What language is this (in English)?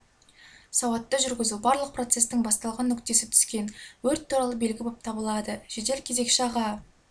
Kazakh